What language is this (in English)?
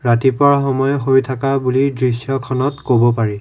Assamese